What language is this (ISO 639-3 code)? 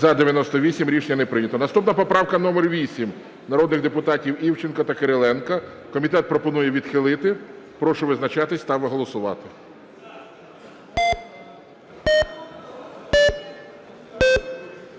ukr